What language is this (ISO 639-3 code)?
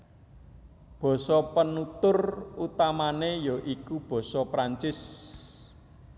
jav